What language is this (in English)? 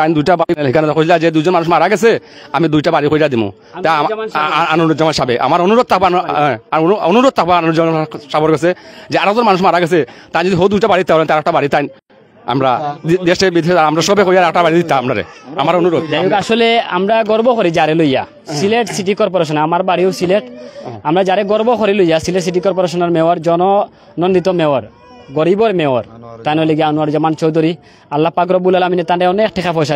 Bangla